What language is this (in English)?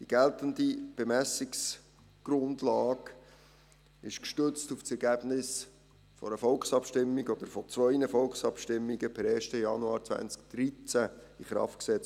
Swiss German